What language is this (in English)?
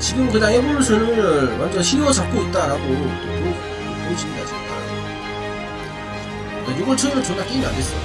Korean